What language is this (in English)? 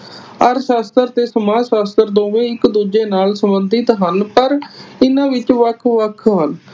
Punjabi